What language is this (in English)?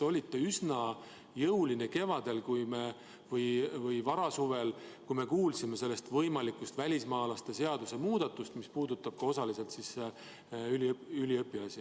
Estonian